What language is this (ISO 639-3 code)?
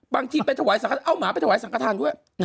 tha